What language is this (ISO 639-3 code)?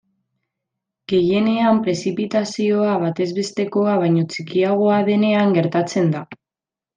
eus